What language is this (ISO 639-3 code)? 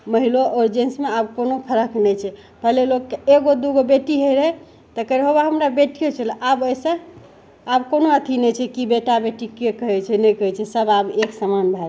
mai